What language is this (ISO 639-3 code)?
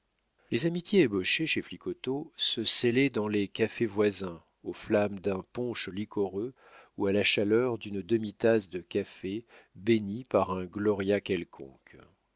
fra